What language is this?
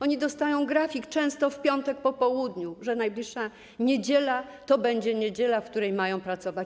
Polish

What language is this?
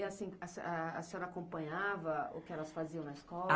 Portuguese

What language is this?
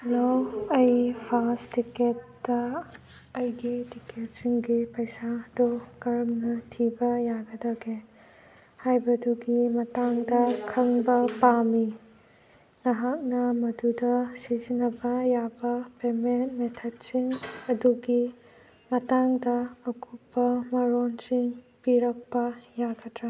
Manipuri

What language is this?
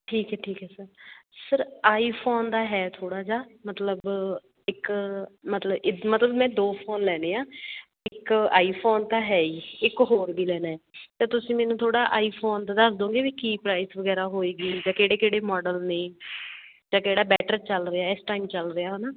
Punjabi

